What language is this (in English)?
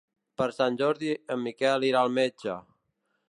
Catalan